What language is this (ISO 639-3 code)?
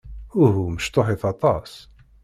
kab